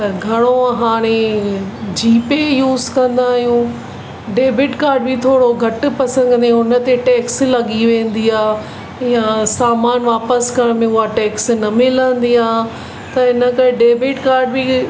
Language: Sindhi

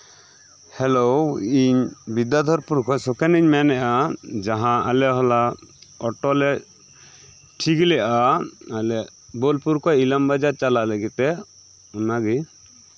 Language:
Santali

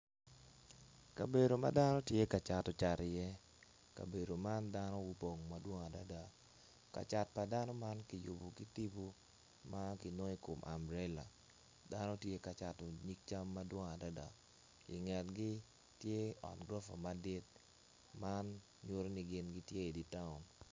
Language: Acoli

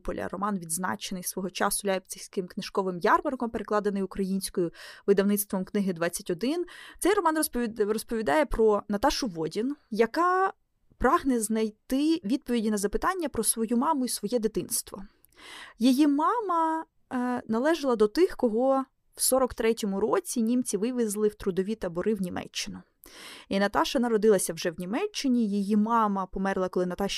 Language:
Ukrainian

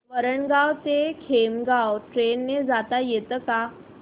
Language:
Marathi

